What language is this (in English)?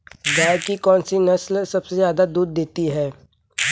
Hindi